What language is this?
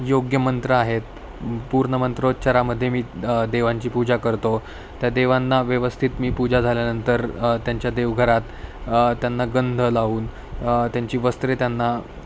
Marathi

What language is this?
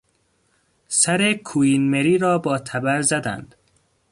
Persian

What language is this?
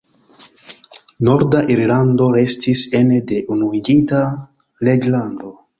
Esperanto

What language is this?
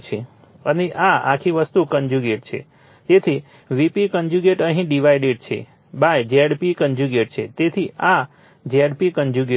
Gujarati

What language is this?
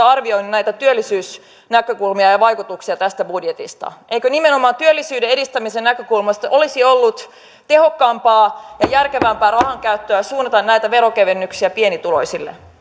Finnish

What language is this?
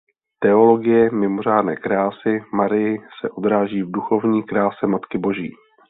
Czech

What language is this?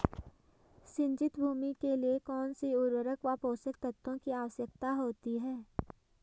Hindi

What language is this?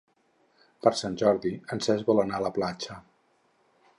Catalan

